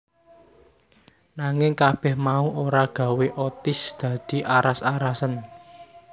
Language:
Javanese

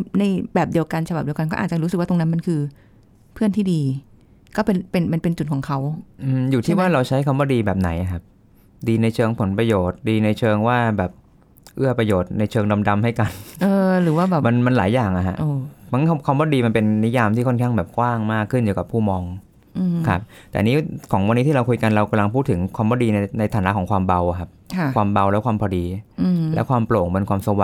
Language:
Thai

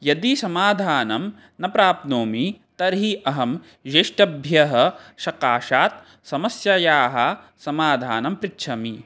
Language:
Sanskrit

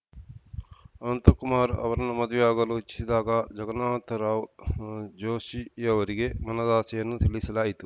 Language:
Kannada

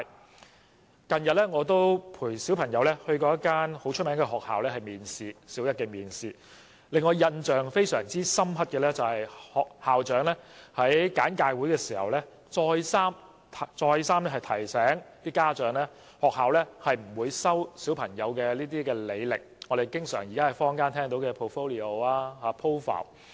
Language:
Cantonese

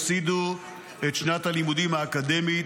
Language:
Hebrew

